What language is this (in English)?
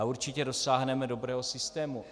Czech